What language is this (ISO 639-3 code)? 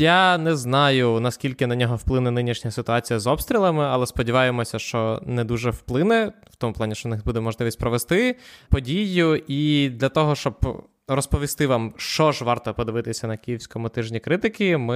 ukr